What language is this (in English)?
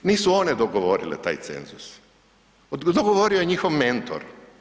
Croatian